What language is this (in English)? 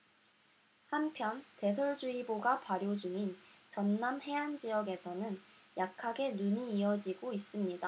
Korean